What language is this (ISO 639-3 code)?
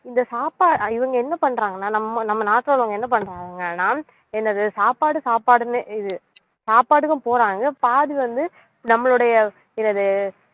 tam